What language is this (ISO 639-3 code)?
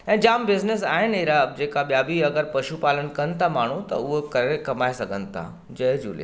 snd